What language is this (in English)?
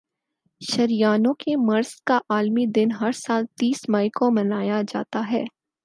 Urdu